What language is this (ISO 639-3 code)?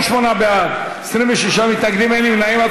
heb